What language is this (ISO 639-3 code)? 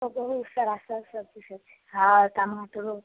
mai